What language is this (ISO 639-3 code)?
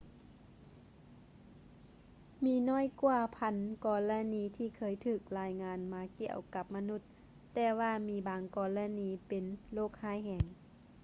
lao